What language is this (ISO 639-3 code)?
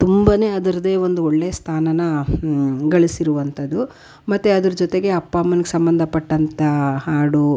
kan